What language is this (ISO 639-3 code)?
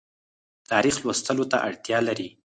pus